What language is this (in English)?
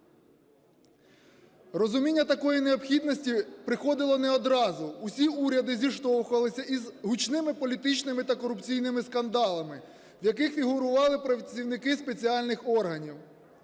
Ukrainian